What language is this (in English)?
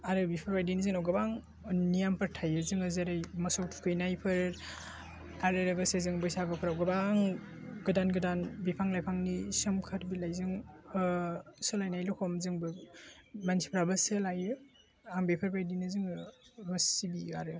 Bodo